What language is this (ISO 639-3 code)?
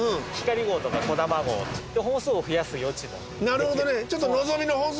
jpn